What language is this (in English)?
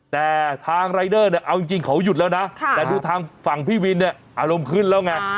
Thai